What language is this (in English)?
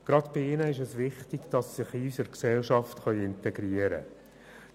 Swiss German